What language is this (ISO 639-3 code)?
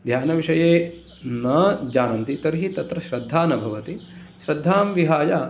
san